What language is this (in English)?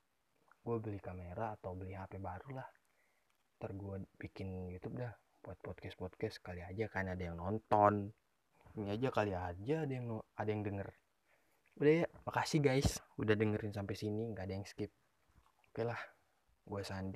Indonesian